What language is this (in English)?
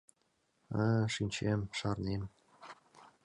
Mari